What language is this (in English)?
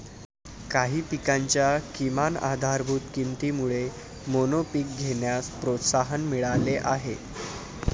Marathi